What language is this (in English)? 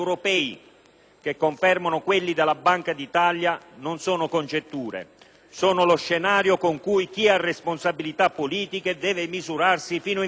Italian